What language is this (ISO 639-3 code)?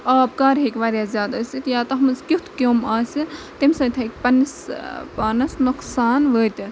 kas